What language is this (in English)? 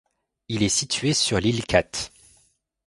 French